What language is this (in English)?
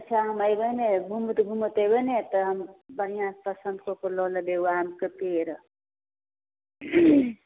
Maithili